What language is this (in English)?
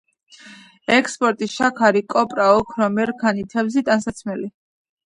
Georgian